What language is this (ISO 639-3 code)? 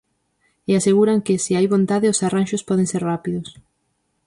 glg